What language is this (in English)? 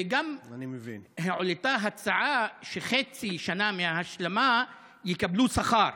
Hebrew